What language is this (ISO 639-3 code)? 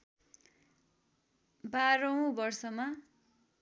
nep